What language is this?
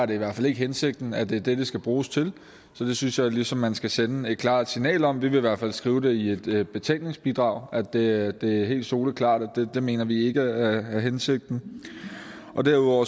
Danish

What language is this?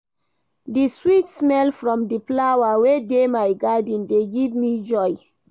Nigerian Pidgin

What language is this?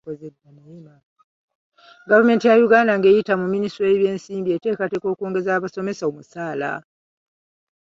Ganda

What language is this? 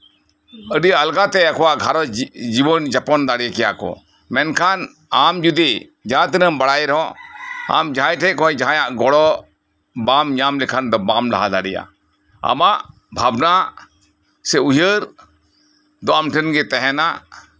Santali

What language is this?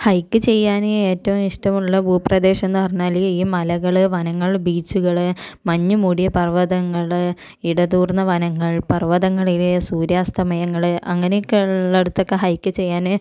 Malayalam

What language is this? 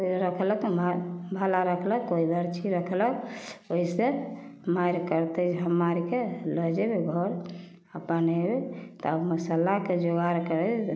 Maithili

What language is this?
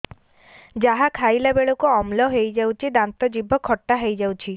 Odia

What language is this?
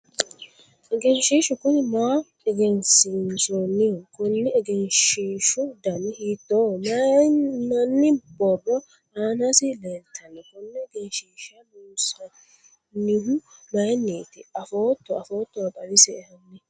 Sidamo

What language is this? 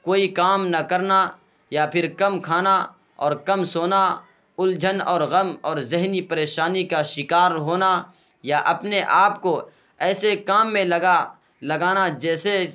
Urdu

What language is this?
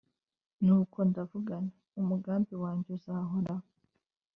Kinyarwanda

